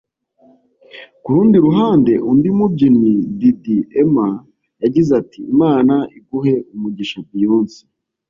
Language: Kinyarwanda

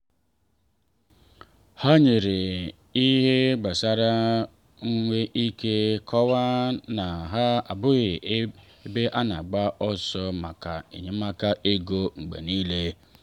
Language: Igbo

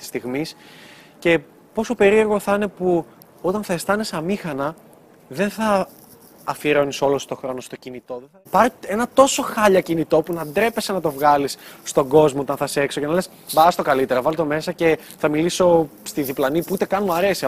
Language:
Greek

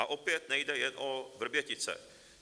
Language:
Czech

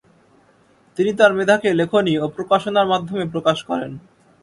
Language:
Bangla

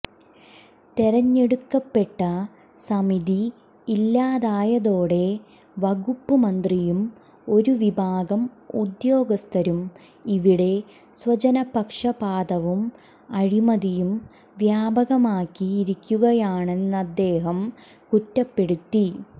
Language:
Malayalam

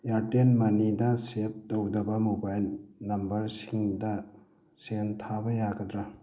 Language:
Manipuri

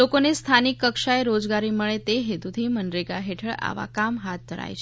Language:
Gujarati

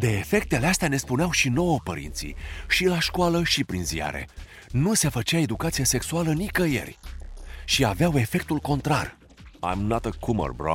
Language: Romanian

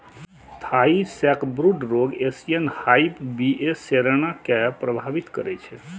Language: Maithili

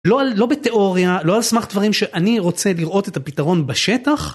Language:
Hebrew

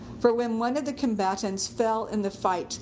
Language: English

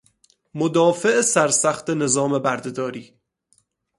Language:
Persian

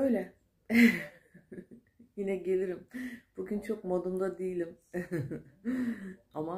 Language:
Turkish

